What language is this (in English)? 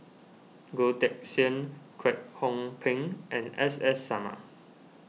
English